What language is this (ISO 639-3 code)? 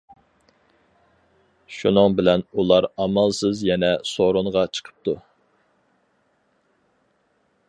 uig